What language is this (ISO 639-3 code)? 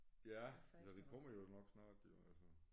dan